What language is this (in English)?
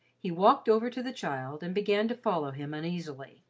English